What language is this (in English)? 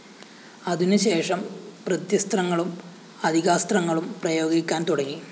Malayalam